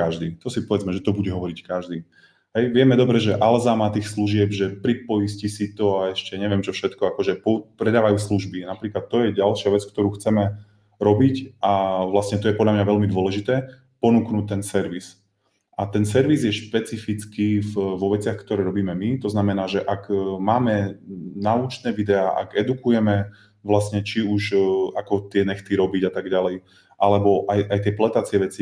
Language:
Slovak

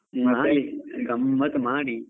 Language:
Kannada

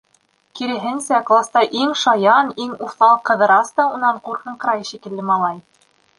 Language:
Bashkir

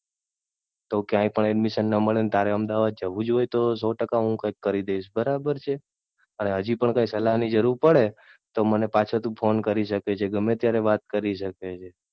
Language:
Gujarati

